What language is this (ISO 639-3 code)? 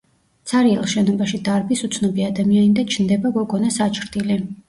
kat